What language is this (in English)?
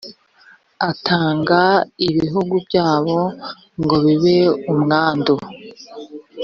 Kinyarwanda